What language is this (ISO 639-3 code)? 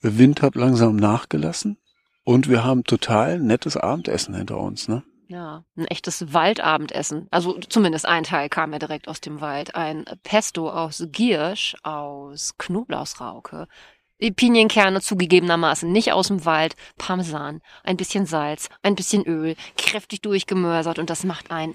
deu